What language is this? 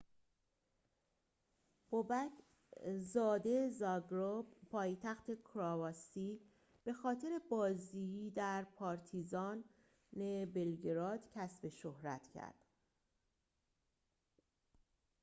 Persian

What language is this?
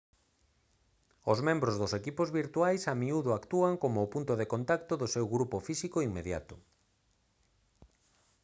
Galician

